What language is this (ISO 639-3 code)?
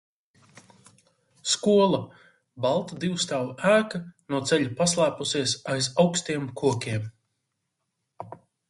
lav